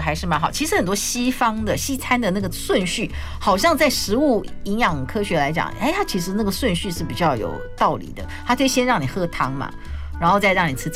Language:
Chinese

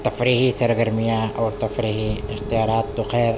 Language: Urdu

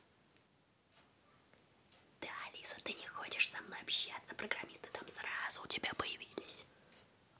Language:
Russian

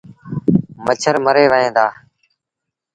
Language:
Sindhi Bhil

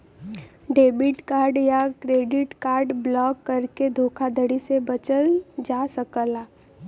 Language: Bhojpuri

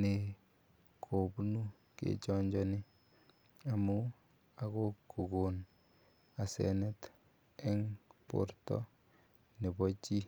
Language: Kalenjin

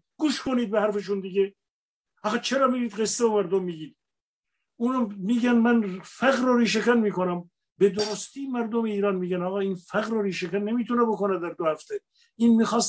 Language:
Persian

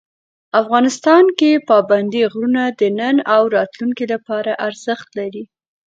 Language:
Pashto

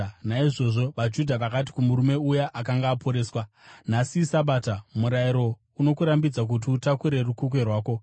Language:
Shona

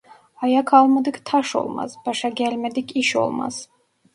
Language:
Turkish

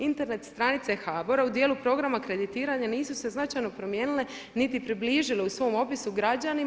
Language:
Croatian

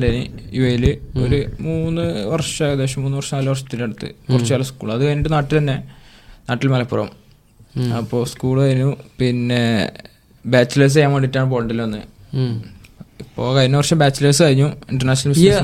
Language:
Malayalam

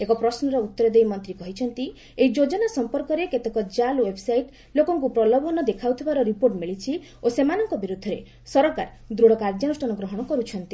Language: Odia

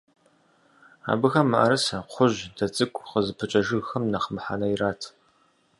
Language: Kabardian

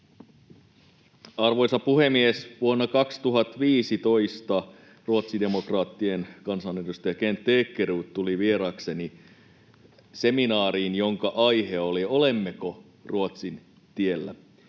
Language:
Finnish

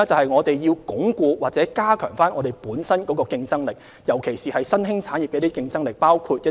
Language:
Cantonese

